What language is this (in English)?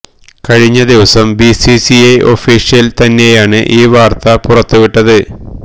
Malayalam